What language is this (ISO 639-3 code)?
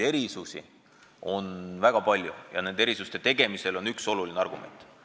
est